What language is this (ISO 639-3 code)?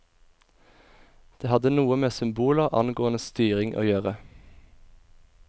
nor